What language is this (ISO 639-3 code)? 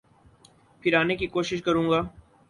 urd